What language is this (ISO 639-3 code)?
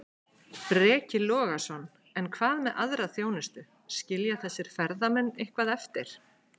isl